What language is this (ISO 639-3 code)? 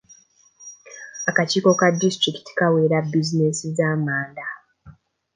lug